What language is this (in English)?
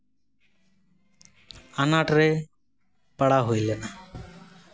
Santali